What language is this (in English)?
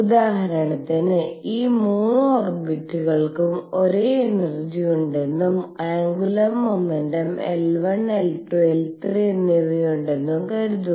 Malayalam